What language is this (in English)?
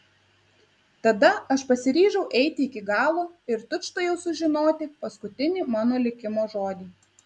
Lithuanian